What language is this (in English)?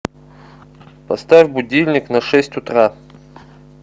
Russian